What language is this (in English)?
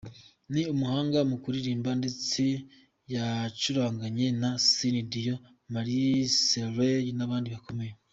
Kinyarwanda